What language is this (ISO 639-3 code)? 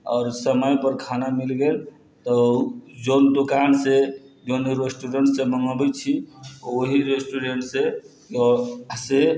mai